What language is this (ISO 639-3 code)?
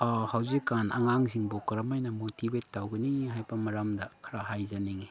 mni